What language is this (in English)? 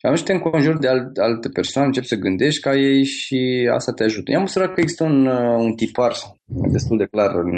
Romanian